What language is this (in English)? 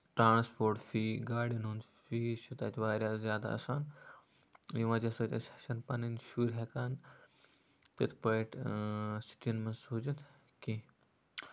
Kashmiri